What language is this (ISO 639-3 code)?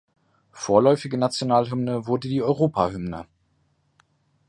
deu